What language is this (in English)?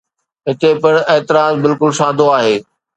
Sindhi